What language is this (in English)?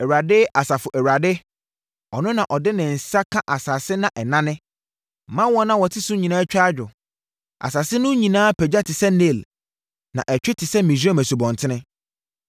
Akan